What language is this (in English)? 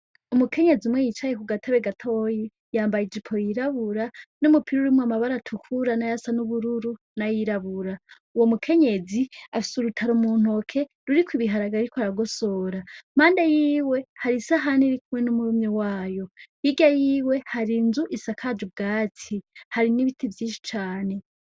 Rundi